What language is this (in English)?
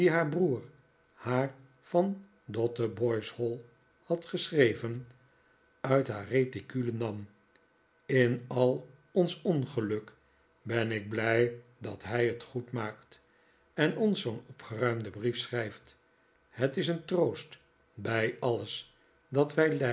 Dutch